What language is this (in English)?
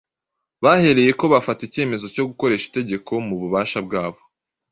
Kinyarwanda